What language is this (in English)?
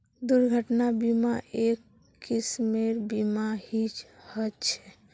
Magahi